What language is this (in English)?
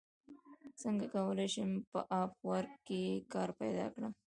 Pashto